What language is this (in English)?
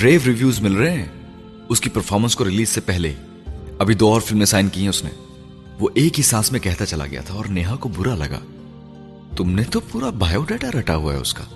Urdu